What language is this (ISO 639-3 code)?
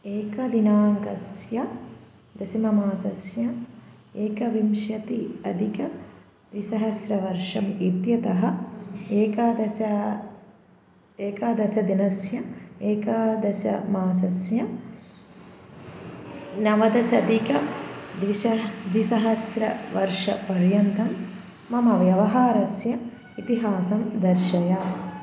san